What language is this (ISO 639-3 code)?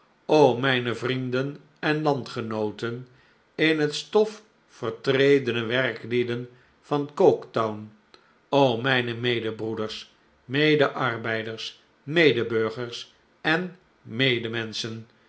nld